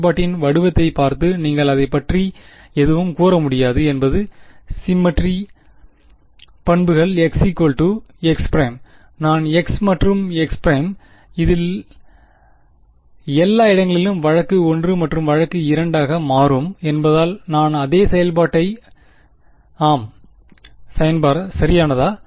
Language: Tamil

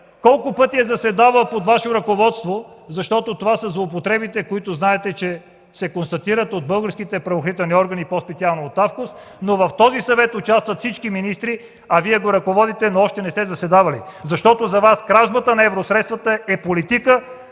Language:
Bulgarian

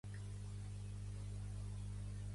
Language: Catalan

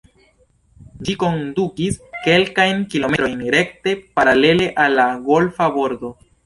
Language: Esperanto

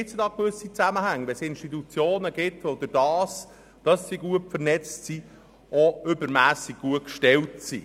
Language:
Swiss German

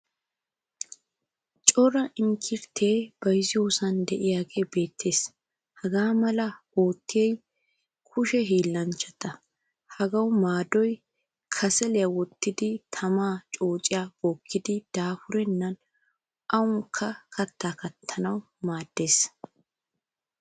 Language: Wolaytta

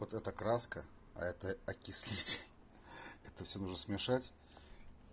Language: Russian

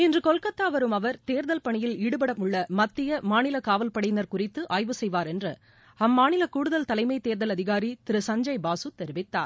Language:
Tamil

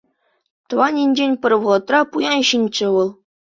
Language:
Chuvash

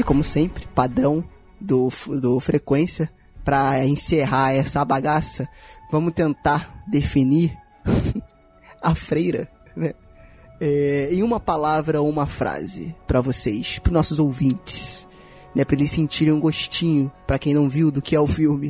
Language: Portuguese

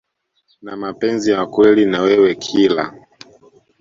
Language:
Swahili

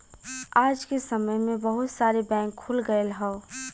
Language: Bhojpuri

